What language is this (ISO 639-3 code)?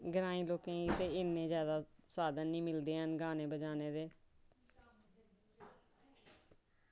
doi